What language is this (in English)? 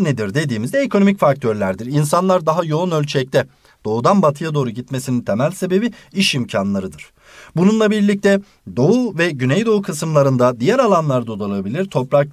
Turkish